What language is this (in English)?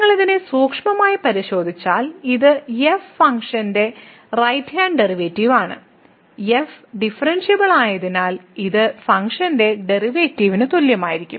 Malayalam